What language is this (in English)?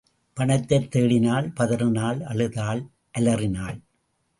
Tamil